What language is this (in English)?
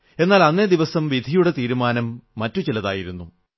Malayalam